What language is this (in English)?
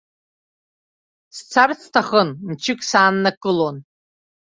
Abkhazian